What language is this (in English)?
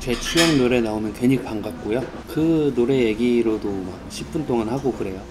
Korean